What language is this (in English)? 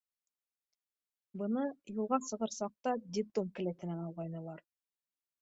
Bashkir